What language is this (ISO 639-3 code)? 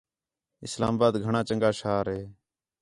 xhe